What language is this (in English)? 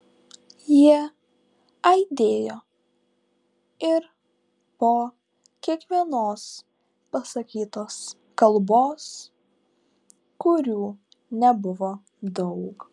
Lithuanian